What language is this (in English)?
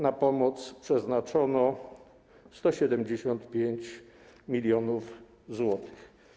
Polish